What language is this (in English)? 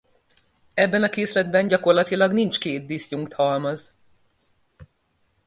Hungarian